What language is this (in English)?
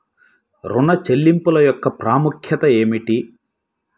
Telugu